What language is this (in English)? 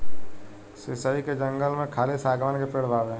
Bhojpuri